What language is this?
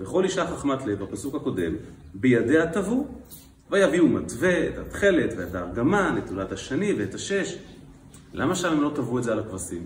Hebrew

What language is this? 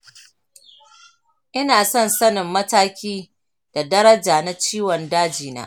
Hausa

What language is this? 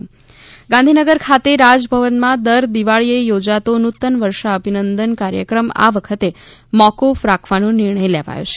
Gujarati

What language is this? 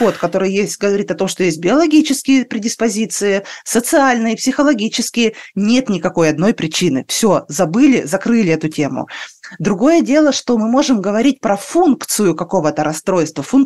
Russian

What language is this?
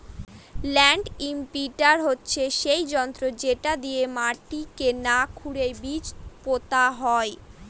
Bangla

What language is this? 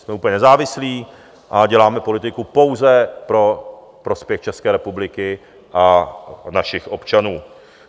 Czech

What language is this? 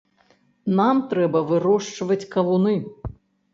Belarusian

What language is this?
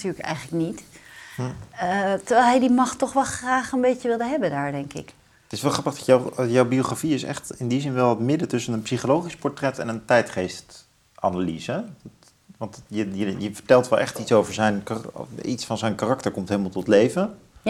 Dutch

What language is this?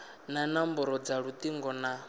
Venda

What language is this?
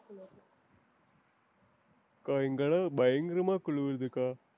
Tamil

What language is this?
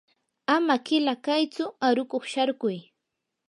Yanahuanca Pasco Quechua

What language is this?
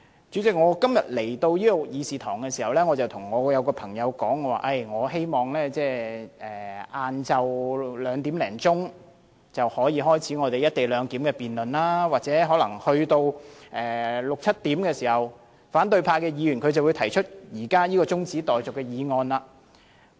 Cantonese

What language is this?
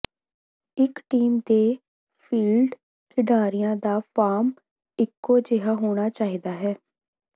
Punjabi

